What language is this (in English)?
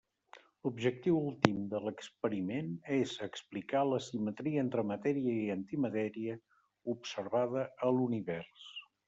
Catalan